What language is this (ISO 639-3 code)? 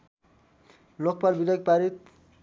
nep